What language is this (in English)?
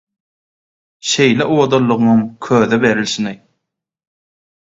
Turkmen